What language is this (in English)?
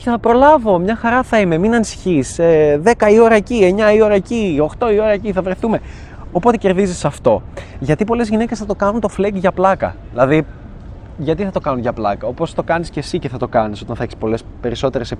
Greek